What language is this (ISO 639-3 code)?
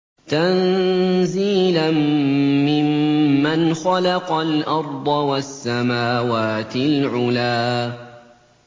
ara